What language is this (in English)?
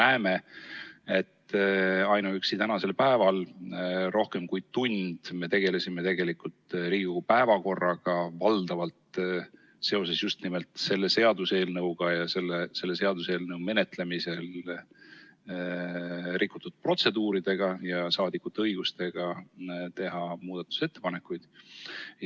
Estonian